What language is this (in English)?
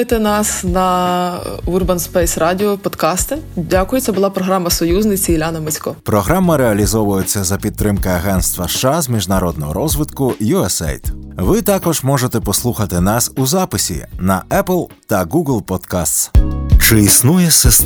Ukrainian